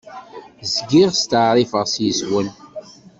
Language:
Kabyle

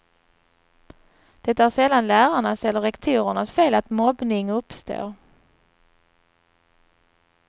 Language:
Swedish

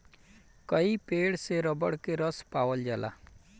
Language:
Bhojpuri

